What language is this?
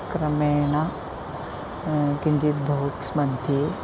Sanskrit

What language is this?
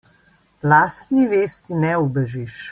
Slovenian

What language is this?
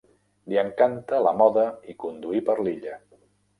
Catalan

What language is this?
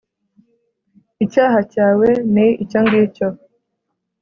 Kinyarwanda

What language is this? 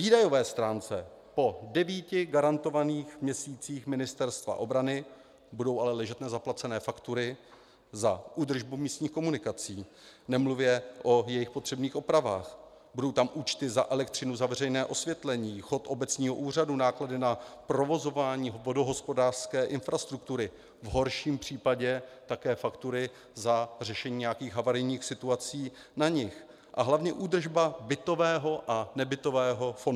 Czech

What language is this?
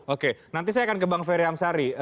Indonesian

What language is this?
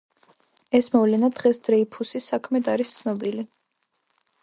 Georgian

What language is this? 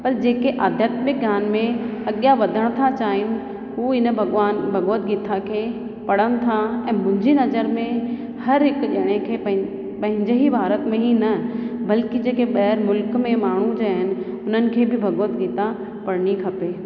Sindhi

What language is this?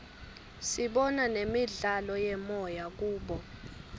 Swati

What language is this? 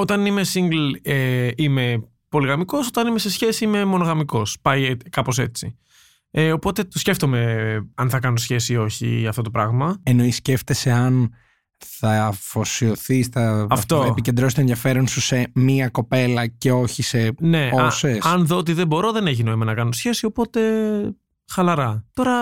Greek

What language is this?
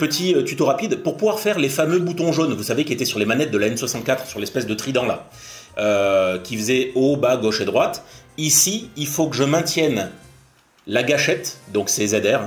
French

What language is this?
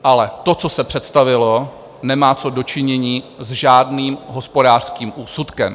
Czech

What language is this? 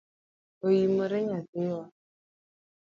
Luo (Kenya and Tanzania)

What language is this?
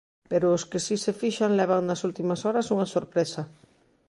Galician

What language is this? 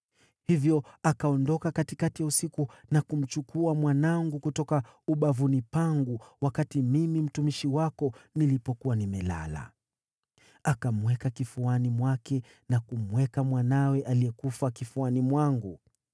Swahili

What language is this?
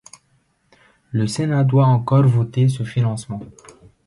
French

